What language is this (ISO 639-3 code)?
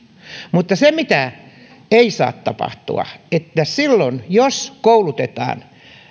fin